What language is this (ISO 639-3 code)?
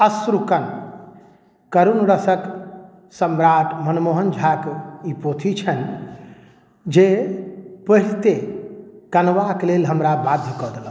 mai